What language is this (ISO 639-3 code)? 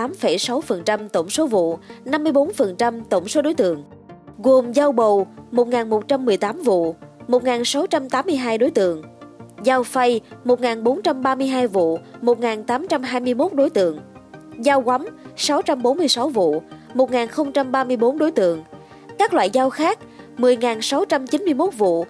vie